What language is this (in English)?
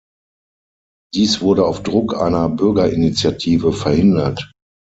German